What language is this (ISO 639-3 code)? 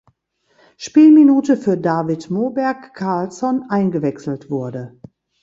deu